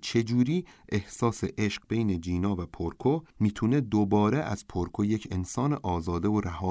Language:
Persian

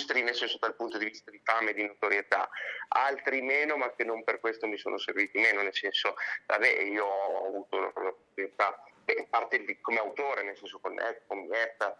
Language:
Italian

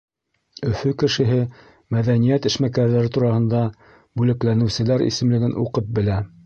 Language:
Bashkir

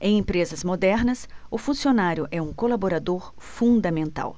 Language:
Portuguese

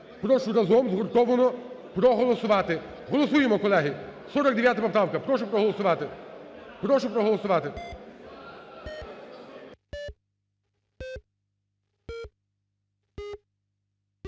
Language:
Ukrainian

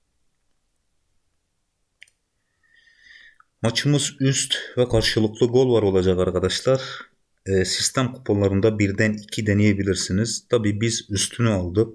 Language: Turkish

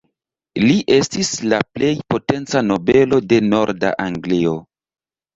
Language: Esperanto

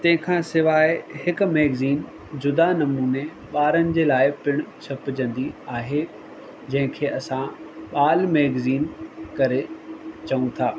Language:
Sindhi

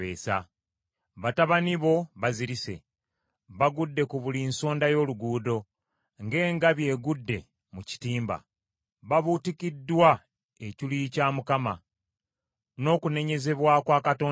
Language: Ganda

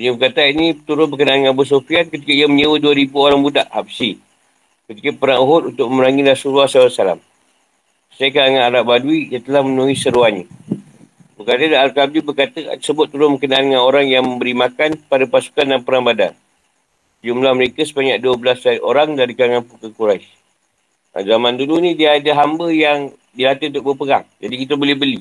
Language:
Malay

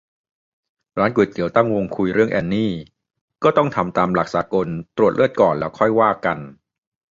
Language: Thai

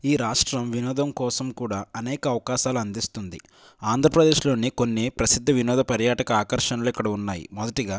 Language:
Telugu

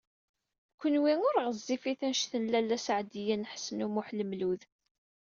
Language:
Kabyle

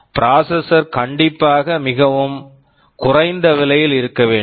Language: Tamil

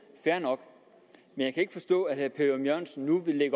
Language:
Danish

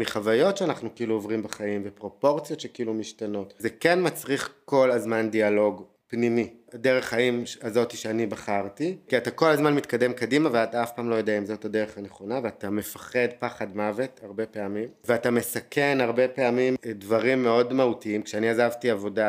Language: Hebrew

